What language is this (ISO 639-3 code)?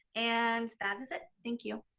eng